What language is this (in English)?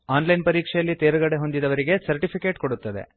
Kannada